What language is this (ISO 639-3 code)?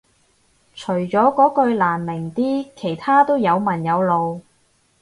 yue